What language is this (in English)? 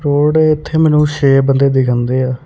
Punjabi